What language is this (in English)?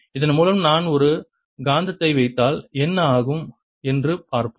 Tamil